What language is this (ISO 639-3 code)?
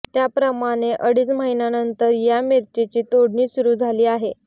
mar